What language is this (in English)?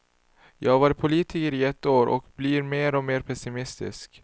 Swedish